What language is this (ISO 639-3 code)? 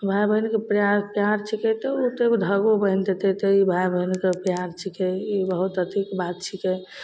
mai